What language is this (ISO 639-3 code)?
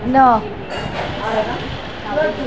snd